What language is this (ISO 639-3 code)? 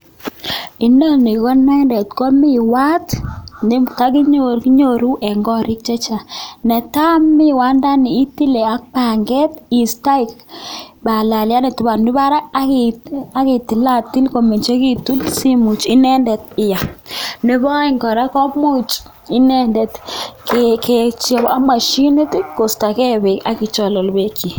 kln